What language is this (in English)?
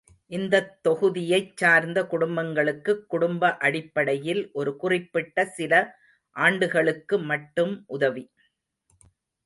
Tamil